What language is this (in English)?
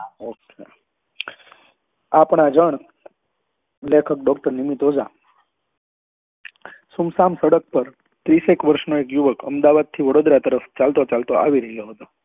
Gujarati